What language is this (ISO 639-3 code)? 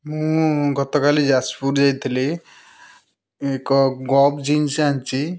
ori